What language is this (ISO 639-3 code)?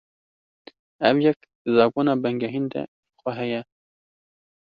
kur